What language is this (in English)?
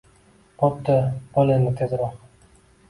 Uzbek